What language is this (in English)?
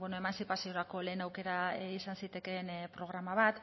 Basque